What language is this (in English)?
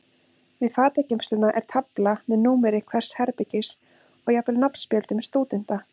Icelandic